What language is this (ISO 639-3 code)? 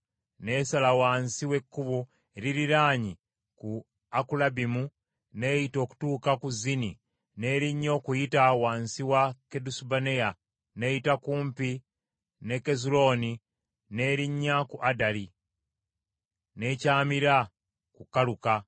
lug